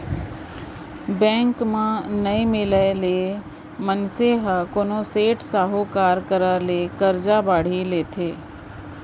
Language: Chhattisgarhi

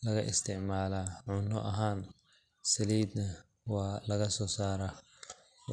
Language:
Somali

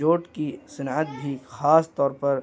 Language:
Urdu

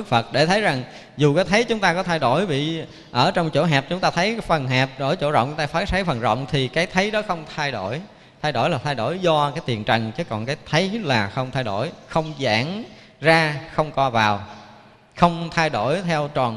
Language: Vietnamese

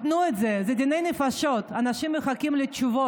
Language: Hebrew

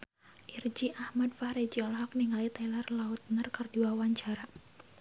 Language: Sundanese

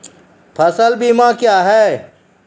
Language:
Maithili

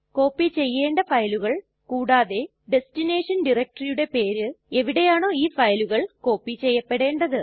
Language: Malayalam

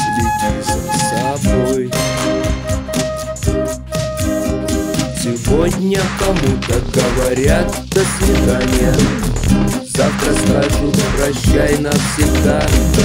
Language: Russian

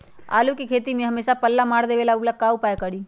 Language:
Magahi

